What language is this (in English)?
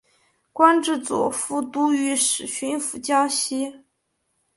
Chinese